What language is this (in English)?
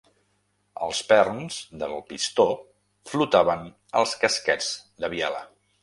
Catalan